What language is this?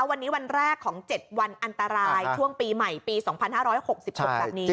Thai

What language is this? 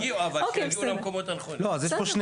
Hebrew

